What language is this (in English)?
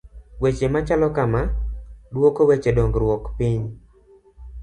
Luo (Kenya and Tanzania)